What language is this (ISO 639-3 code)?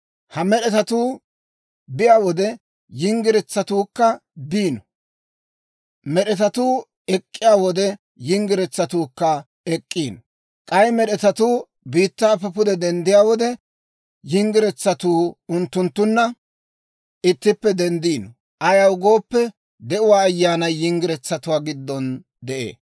dwr